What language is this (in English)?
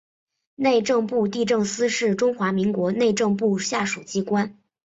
Chinese